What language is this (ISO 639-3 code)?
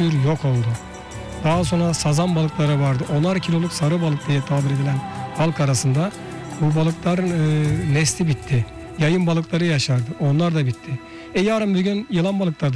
tur